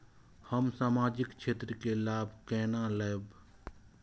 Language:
Maithili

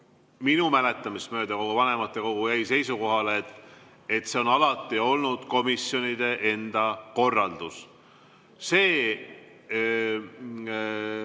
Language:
Estonian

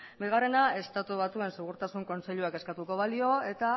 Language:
Basque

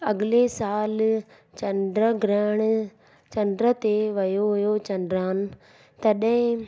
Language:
Sindhi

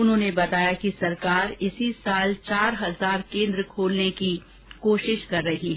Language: Hindi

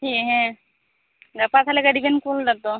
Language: Santali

